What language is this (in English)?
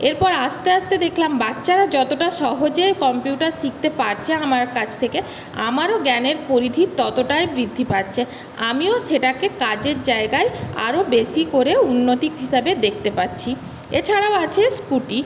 Bangla